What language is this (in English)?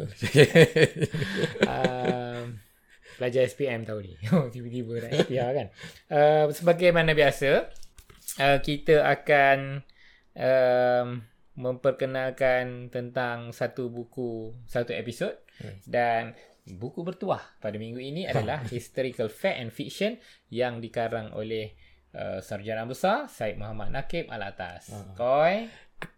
Malay